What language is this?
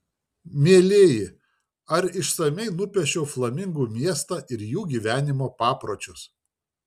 Lithuanian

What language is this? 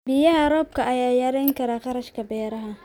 Somali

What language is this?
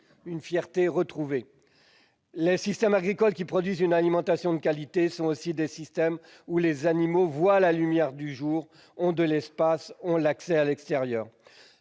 French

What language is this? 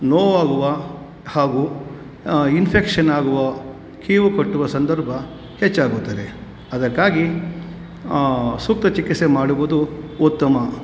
Kannada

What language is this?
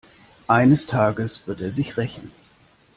German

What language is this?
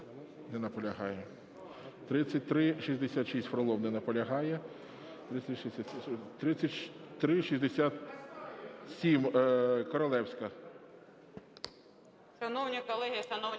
Ukrainian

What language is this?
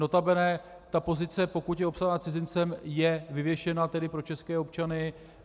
Czech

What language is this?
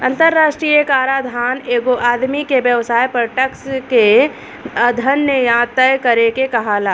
Bhojpuri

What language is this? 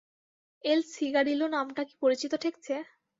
Bangla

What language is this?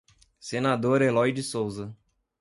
Portuguese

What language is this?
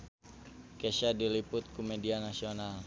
Sundanese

